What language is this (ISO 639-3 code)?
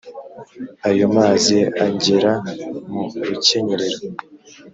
kin